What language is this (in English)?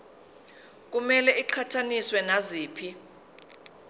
Zulu